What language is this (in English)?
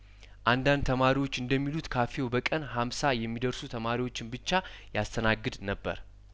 Amharic